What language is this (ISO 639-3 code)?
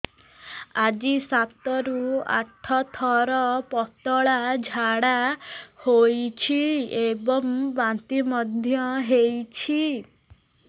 ori